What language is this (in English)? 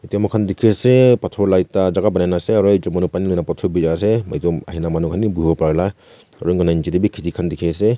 Naga Pidgin